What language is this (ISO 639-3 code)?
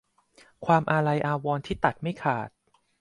tha